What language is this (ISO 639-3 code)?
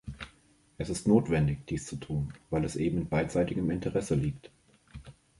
deu